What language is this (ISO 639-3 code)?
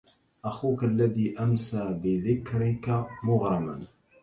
ara